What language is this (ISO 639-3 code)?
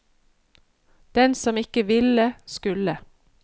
nor